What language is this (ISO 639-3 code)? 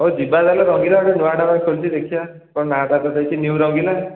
ori